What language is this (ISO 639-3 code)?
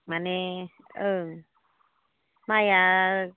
brx